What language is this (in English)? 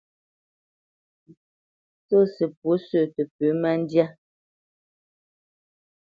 Bamenyam